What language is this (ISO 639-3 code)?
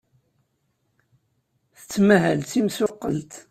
kab